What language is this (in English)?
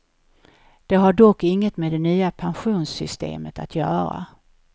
Swedish